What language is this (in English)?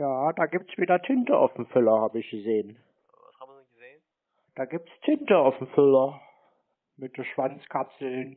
German